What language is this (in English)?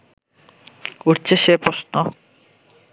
Bangla